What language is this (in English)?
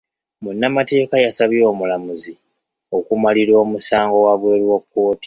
Ganda